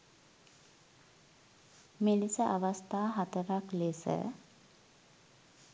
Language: Sinhala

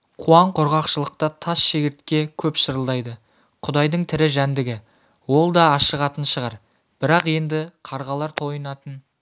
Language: Kazakh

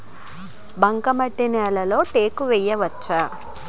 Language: Telugu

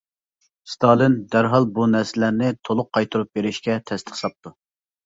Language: Uyghur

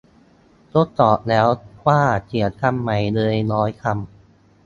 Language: Thai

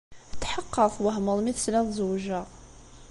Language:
Kabyle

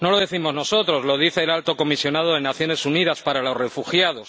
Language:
Spanish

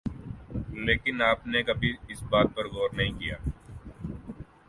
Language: Urdu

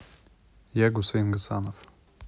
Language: Russian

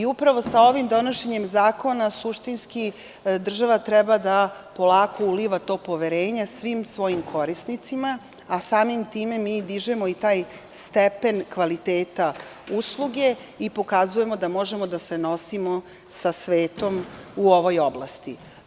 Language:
Serbian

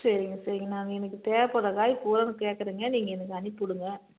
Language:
Tamil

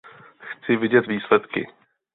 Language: Czech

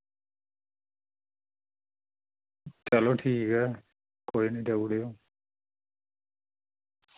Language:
Dogri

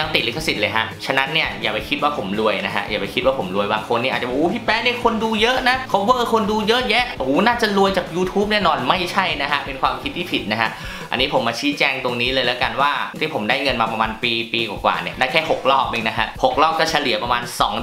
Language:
Thai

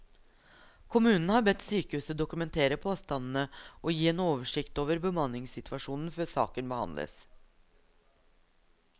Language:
Norwegian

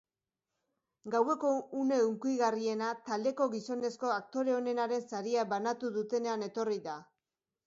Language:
Basque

